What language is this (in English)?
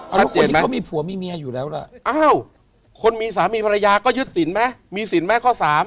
Thai